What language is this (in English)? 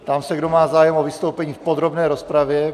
Czech